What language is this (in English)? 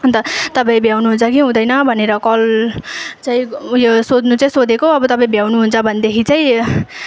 Nepali